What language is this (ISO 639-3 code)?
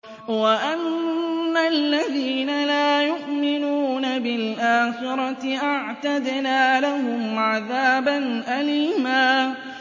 ara